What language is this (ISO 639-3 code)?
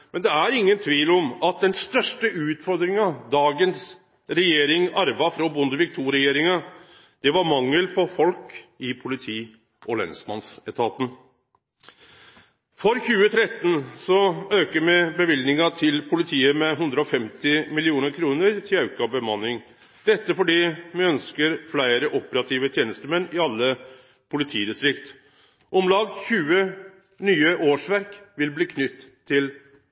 nno